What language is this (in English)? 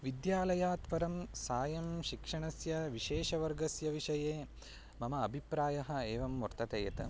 Sanskrit